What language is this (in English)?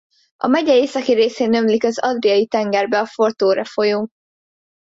Hungarian